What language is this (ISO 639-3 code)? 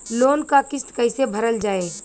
bho